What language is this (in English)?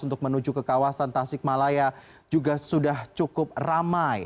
Indonesian